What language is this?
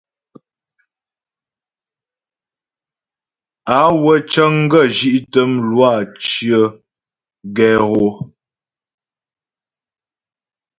Ghomala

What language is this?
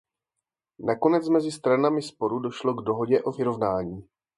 Czech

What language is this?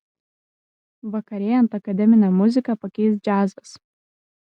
Lithuanian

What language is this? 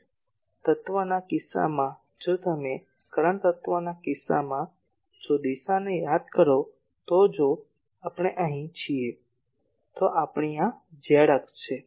Gujarati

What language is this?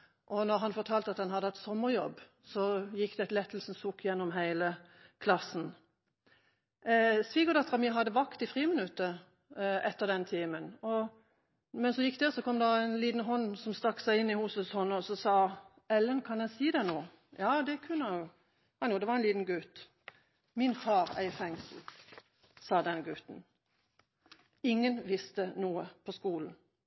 Norwegian Bokmål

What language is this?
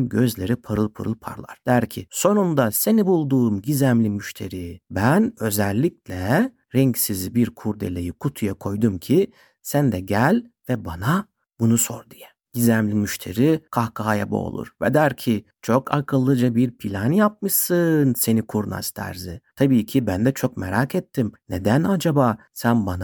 Turkish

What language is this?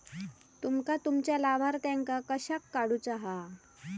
Marathi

